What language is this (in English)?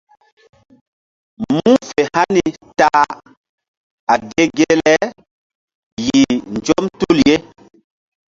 Mbum